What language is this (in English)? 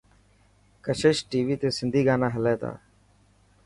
Dhatki